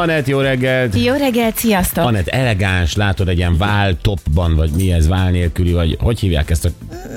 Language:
Hungarian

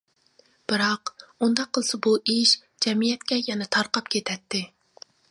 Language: Uyghur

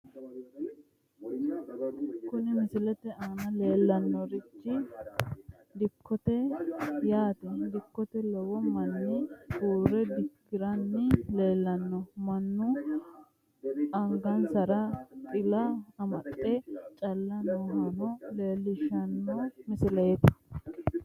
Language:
Sidamo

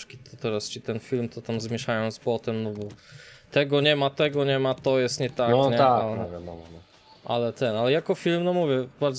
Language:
Polish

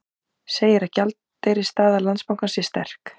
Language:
Icelandic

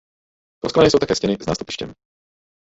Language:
Czech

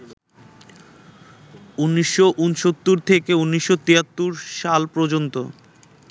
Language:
Bangla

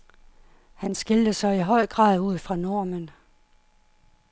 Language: Danish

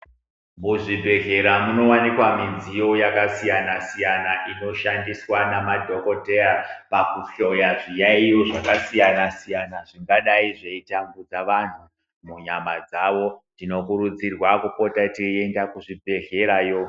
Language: Ndau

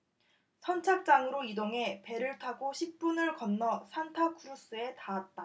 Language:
Korean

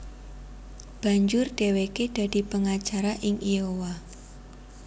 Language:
Javanese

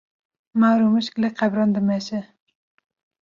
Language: Kurdish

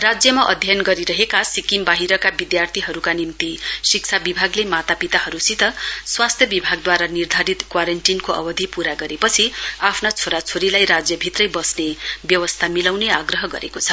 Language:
Nepali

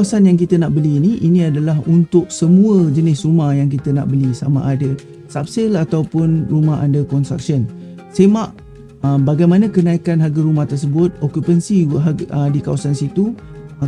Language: Malay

